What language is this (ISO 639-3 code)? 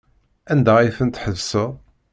kab